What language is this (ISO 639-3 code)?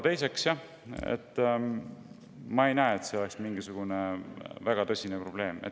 est